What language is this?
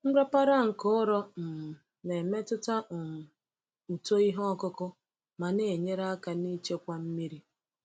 Igbo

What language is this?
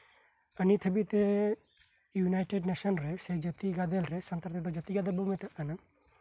Santali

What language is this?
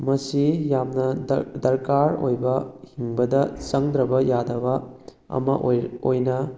Manipuri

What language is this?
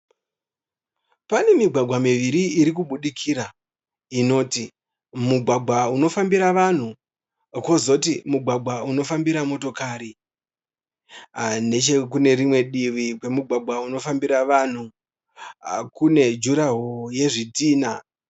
Shona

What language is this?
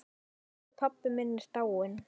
Icelandic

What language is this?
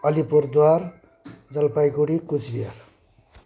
Nepali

